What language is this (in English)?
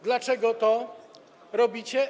Polish